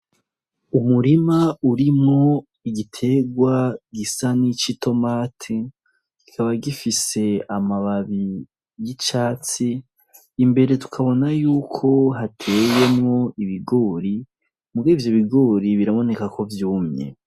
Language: Rundi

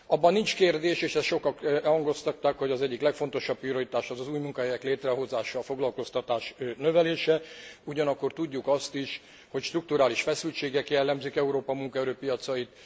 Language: Hungarian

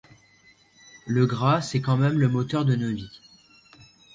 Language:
French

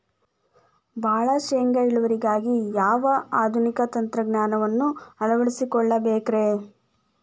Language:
Kannada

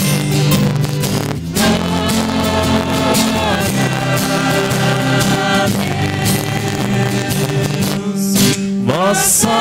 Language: Portuguese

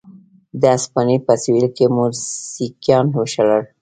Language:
Pashto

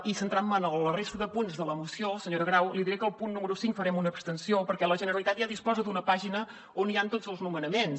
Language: Catalan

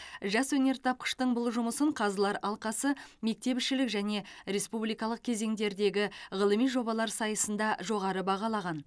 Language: Kazakh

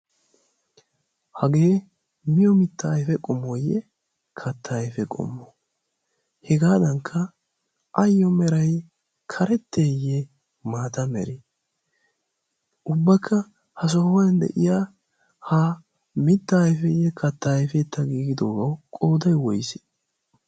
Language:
Wolaytta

